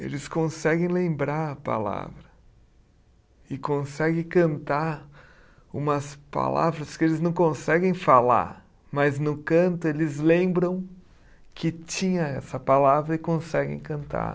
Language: Portuguese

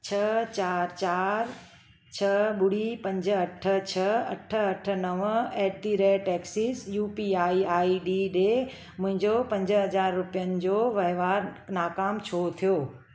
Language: Sindhi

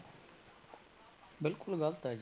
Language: Punjabi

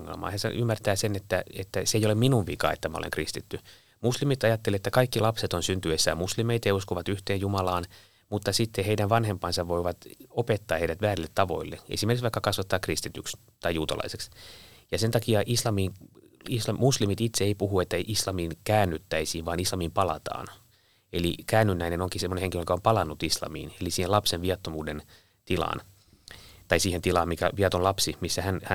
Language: Finnish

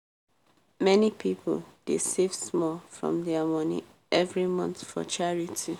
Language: Nigerian Pidgin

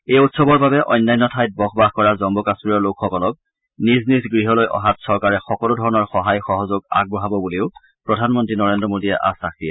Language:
Assamese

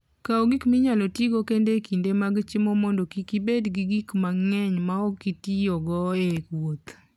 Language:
Luo (Kenya and Tanzania)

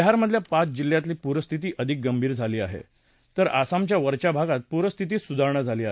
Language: Marathi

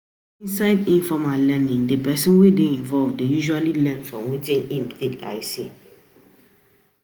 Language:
Nigerian Pidgin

